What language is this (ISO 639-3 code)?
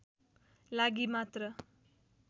nep